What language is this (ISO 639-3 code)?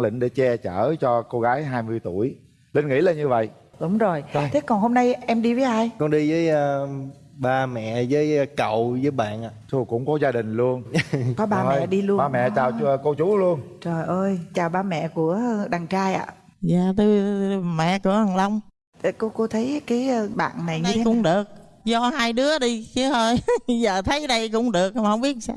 vie